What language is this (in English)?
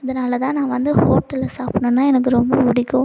Tamil